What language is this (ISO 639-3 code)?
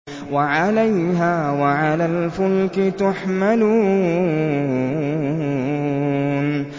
ara